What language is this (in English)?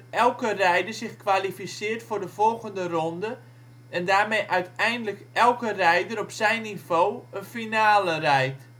Dutch